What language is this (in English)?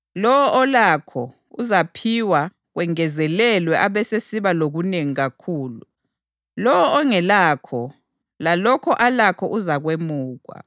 North Ndebele